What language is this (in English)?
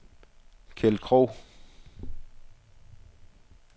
Danish